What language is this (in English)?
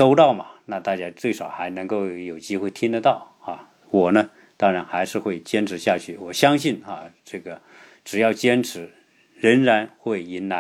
Chinese